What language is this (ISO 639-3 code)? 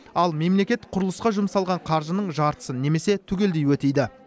kaz